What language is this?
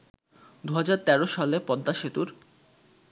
Bangla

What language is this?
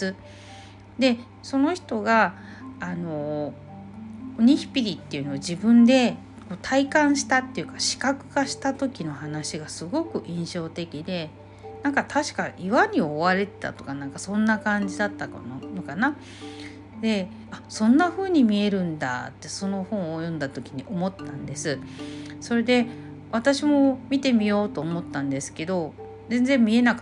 Japanese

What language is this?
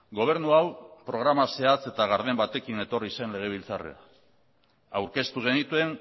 Basque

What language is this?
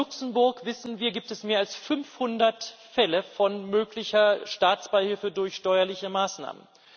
German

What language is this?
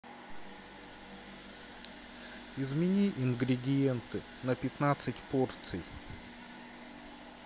Russian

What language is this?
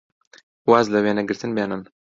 Central Kurdish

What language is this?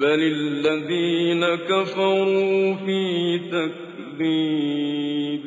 Arabic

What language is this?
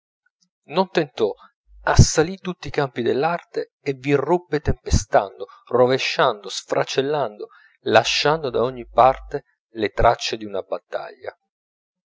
Italian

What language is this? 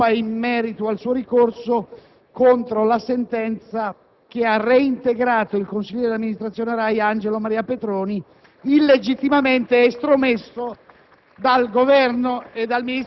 Italian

